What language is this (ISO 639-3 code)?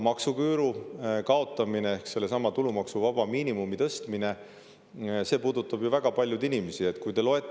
est